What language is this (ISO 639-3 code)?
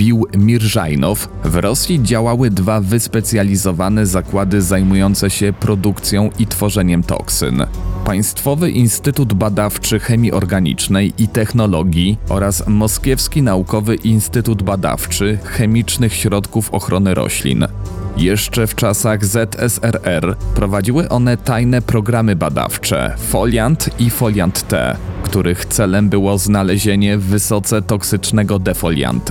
pol